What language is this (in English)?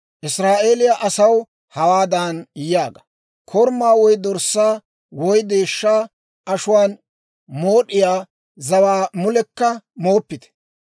Dawro